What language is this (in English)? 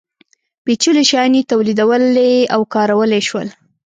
Pashto